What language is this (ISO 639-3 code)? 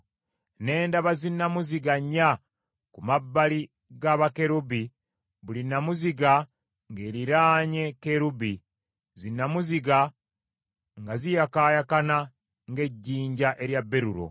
lug